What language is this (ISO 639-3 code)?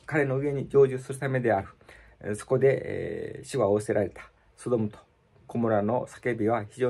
jpn